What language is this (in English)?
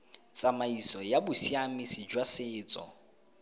Tswana